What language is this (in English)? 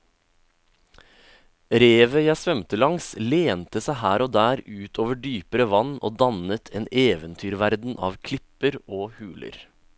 Norwegian